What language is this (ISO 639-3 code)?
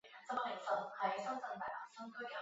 zho